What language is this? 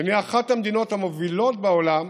Hebrew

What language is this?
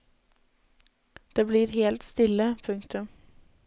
Norwegian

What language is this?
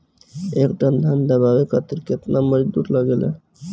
Bhojpuri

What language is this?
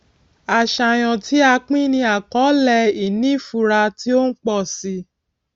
Yoruba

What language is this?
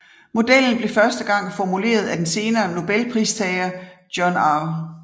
Danish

